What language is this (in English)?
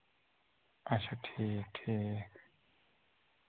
Kashmiri